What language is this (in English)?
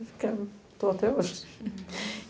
Portuguese